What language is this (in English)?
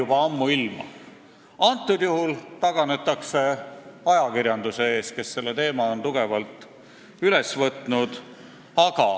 Estonian